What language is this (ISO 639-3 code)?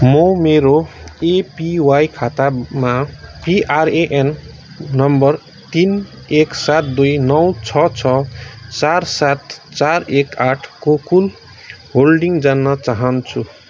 nep